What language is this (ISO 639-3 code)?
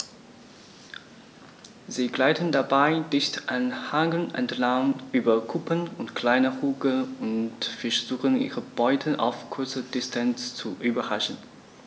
deu